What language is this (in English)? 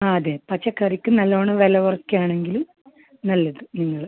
Malayalam